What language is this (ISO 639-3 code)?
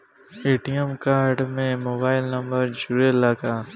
bho